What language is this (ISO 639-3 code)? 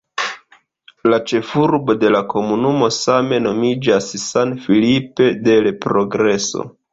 epo